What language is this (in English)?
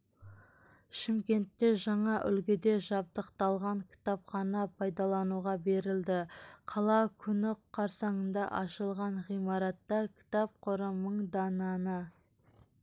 Kazakh